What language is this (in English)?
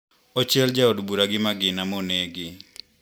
Luo (Kenya and Tanzania)